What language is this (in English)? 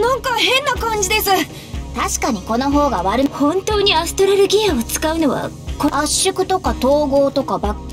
Japanese